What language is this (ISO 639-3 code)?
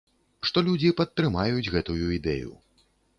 bel